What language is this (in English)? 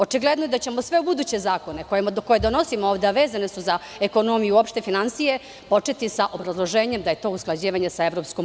Serbian